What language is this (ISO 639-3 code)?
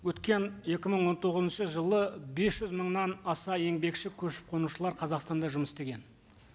kaz